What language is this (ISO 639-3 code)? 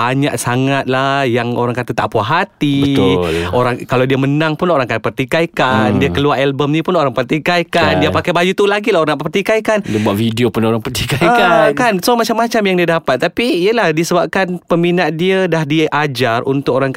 msa